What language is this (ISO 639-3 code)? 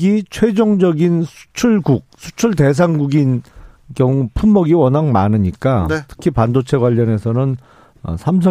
kor